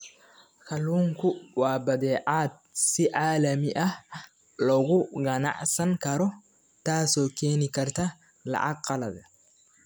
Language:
Somali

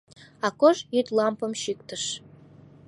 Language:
Mari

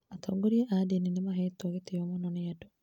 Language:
Kikuyu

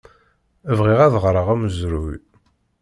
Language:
Kabyle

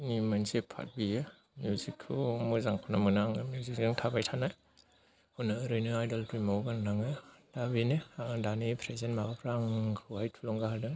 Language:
Bodo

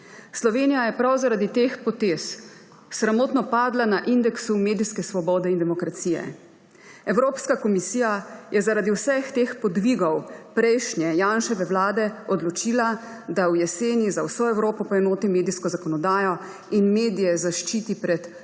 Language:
Slovenian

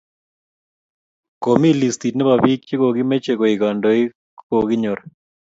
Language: Kalenjin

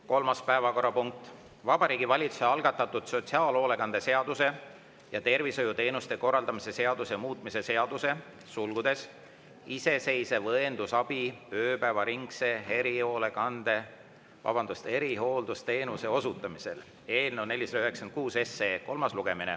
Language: Estonian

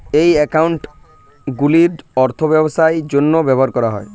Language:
Bangla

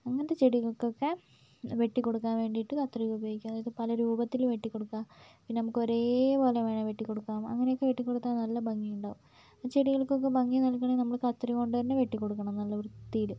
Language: Malayalam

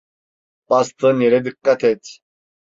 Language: Turkish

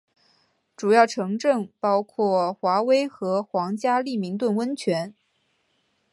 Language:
Chinese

